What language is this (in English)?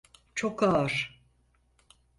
Turkish